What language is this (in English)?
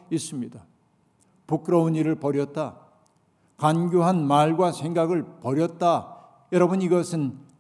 Korean